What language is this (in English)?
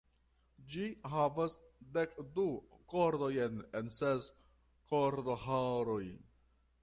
Esperanto